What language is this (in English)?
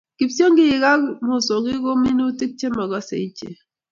Kalenjin